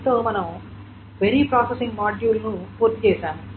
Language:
Telugu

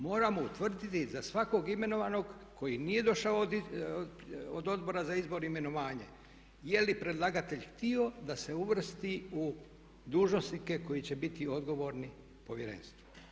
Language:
Croatian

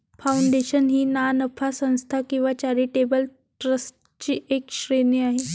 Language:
Marathi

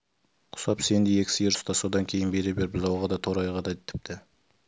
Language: Kazakh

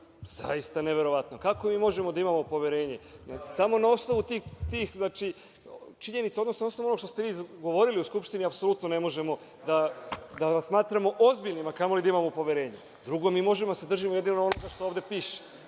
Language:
Serbian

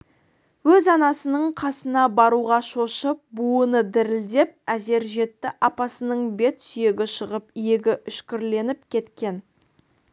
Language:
Kazakh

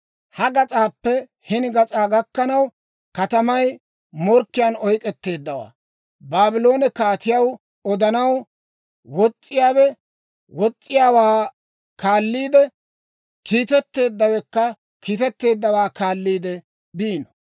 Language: Dawro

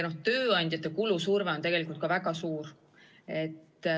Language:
Estonian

